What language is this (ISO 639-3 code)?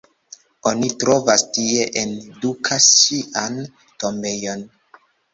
epo